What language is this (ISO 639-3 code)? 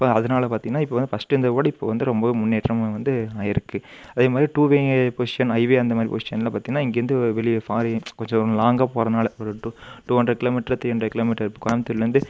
tam